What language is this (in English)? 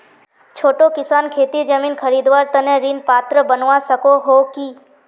Magahi